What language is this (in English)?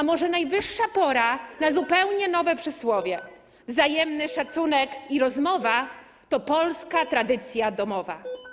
Polish